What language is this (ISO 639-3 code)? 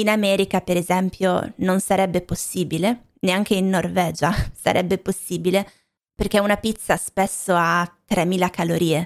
ita